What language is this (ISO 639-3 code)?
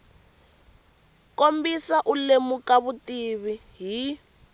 tso